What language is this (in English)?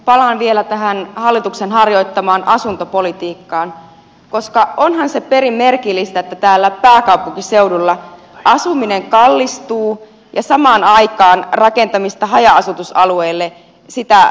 Finnish